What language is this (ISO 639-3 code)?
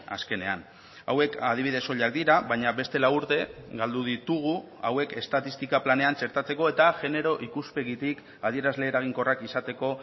eus